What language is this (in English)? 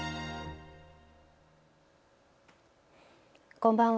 Japanese